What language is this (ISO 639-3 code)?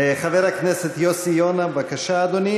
heb